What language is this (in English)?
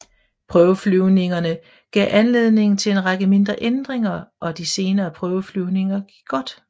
Danish